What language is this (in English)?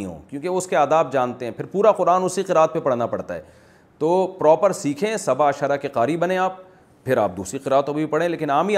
Urdu